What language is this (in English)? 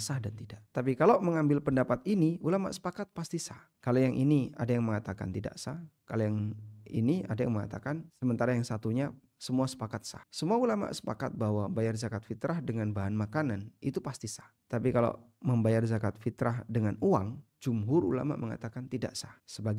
Indonesian